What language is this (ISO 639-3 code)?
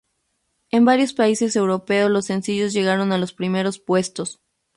spa